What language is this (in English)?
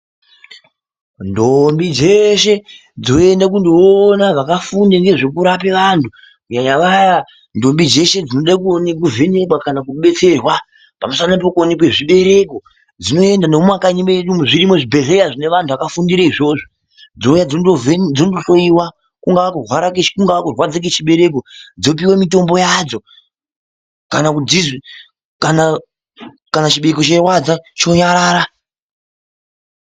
Ndau